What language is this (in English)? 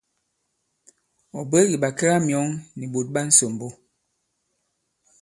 Bankon